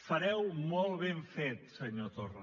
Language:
Catalan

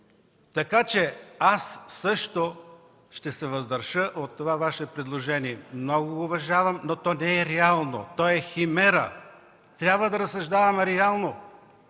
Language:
Bulgarian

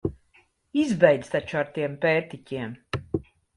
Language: Latvian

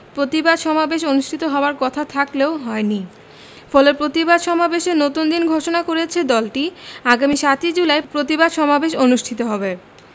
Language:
Bangla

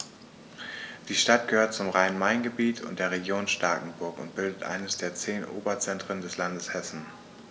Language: German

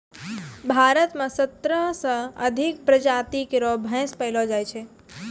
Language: Maithili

